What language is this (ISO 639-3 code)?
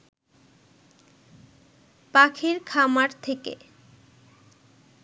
ben